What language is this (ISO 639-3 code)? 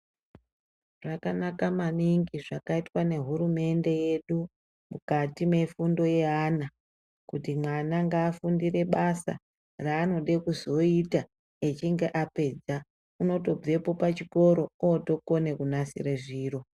ndc